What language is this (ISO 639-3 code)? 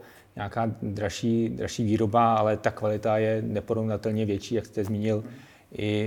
ces